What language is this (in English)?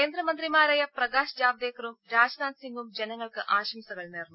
Malayalam